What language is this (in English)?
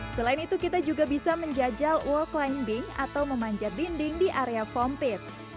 Indonesian